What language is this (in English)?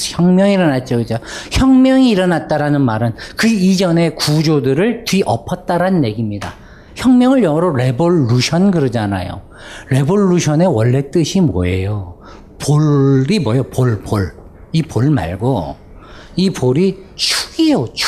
Korean